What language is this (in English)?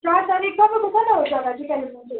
Nepali